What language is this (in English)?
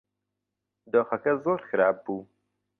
Central Kurdish